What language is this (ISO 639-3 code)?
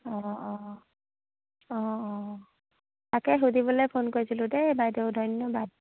asm